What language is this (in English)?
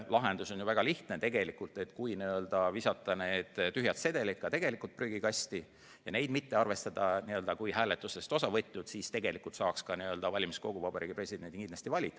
Estonian